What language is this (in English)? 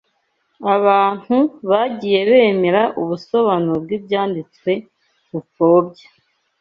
Kinyarwanda